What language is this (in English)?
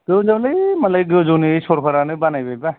Bodo